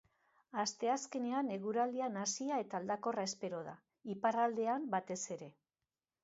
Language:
Basque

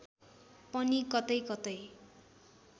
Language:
Nepali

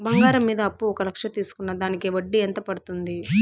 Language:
Telugu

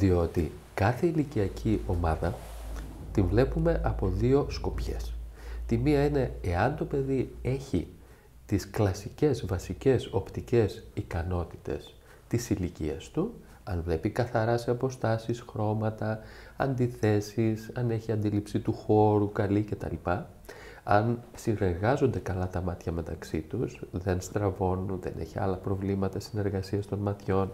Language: Greek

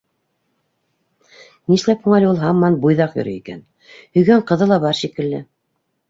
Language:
Bashkir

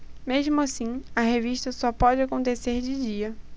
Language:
Portuguese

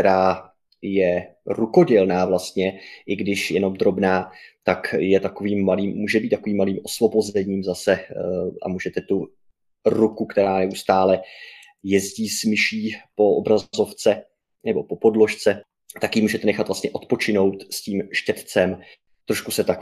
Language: Czech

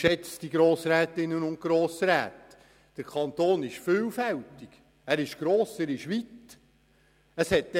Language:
Swiss German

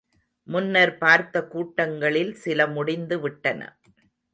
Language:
Tamil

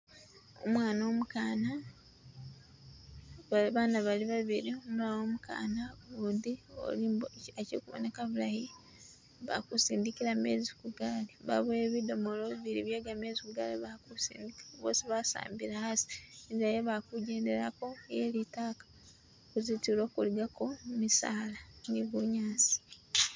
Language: Masaaba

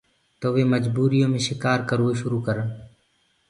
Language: Gurgula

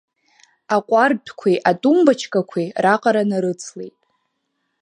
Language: Abkhazian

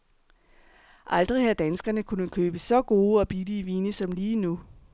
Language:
Danish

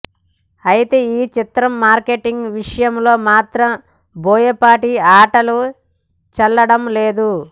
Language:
Telugu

